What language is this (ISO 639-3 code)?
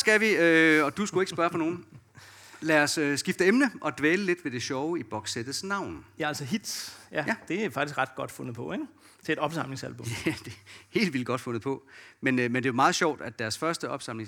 dan